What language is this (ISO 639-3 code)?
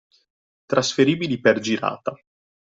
ita